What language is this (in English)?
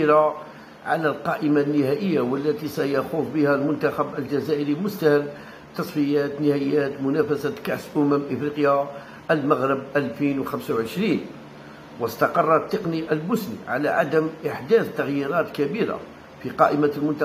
Arabic